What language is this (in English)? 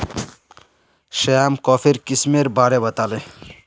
Magahi